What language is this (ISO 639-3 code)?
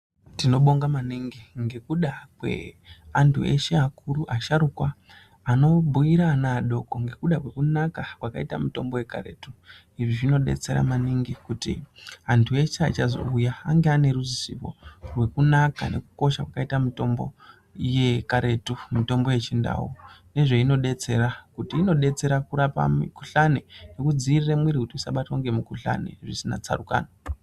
ndc